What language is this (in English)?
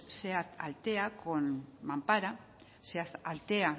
Basque